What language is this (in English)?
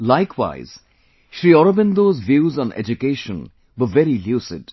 English